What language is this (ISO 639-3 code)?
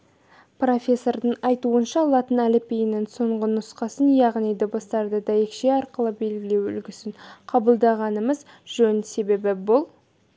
kaz